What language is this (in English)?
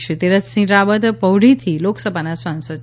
Gujarati